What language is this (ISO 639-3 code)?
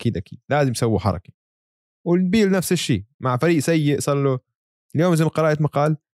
ara